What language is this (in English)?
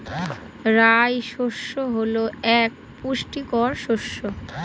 Bangla